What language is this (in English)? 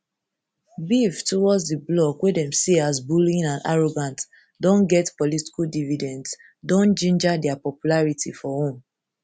Nigerian Pidgin